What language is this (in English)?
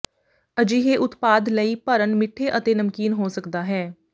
Punjabi